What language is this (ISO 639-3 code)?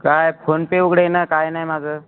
mar